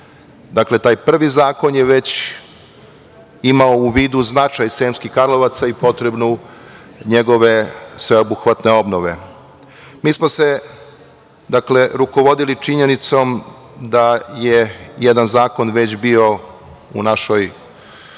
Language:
Serbian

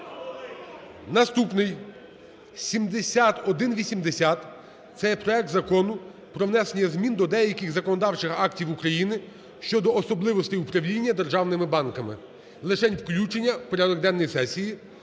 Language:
Ukrainian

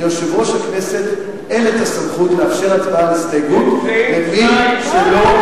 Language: Hebrew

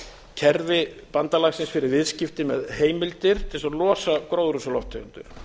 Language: Icelandic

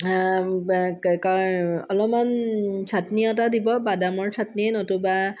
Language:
Assamese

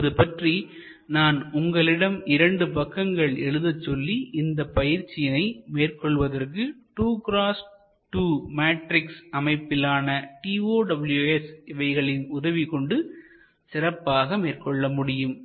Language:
Tamil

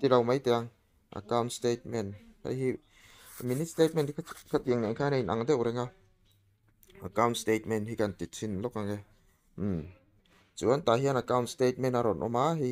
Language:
Thai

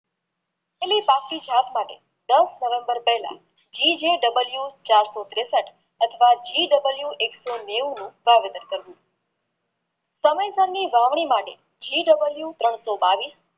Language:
Gujarati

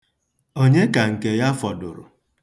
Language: Igbo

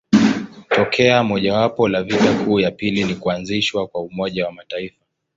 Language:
Swahili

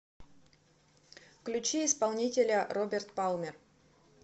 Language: Russian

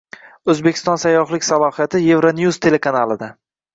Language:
Uzbek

